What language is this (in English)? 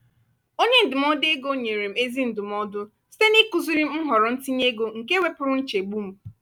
Igbo